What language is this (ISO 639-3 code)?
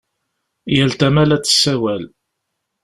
kab